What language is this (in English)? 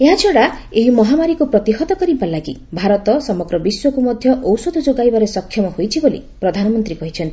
Odia